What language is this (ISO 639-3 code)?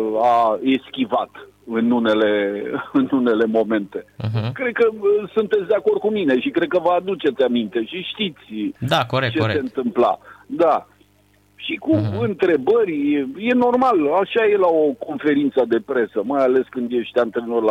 ron